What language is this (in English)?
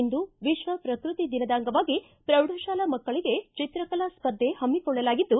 Kannada